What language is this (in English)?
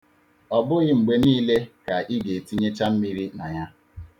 Igbo